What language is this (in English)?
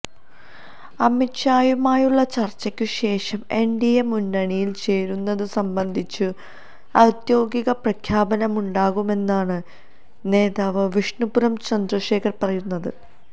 Malayalam